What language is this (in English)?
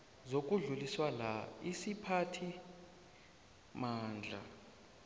South Ndebele